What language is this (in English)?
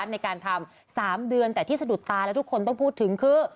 Thai